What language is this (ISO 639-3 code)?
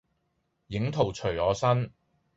yue